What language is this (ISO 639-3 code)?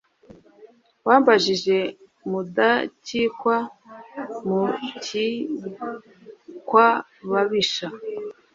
kin